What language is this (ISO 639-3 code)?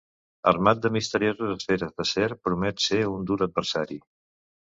cat